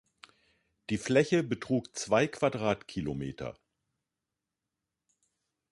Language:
German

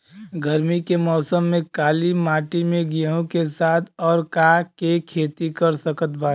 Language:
Bhojpuri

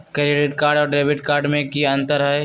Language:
Magahi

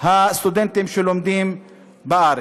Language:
Hebrew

